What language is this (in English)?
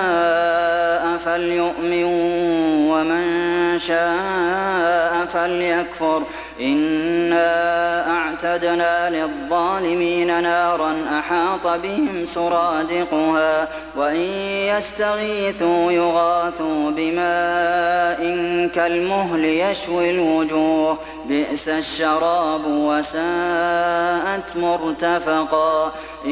Arabic